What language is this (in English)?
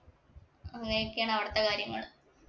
Malayalam